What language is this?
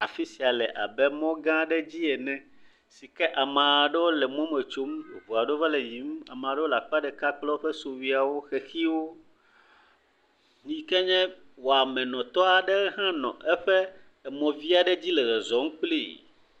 Ewe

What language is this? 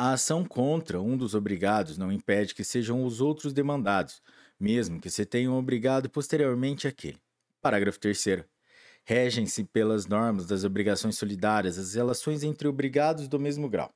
Portuguese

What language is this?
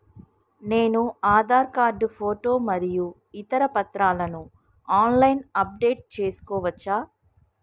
Telugu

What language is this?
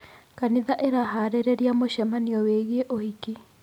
Kikuyu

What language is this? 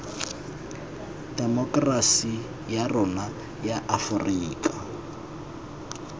Tswana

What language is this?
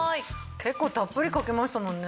Japanese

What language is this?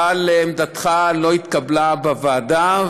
Hebrew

